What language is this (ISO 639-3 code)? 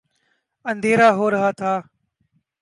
urd